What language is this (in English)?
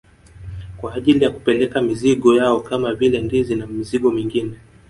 Swahili